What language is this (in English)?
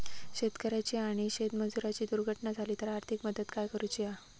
Marathi